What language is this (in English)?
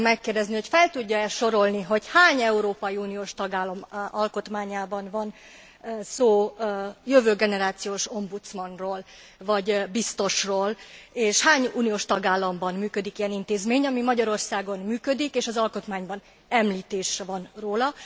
Hungarian